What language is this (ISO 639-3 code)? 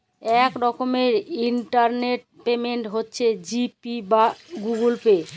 ben